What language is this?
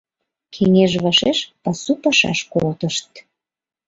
Mari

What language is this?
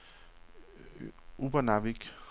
Danish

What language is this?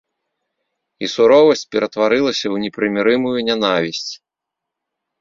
Belarusian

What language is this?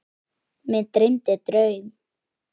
Icelandic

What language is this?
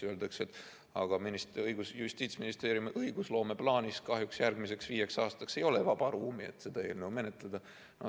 Estonian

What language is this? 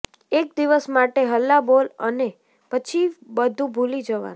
Gujarati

